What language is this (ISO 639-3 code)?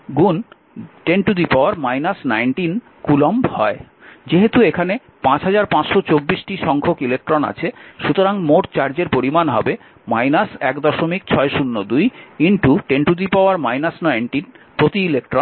ben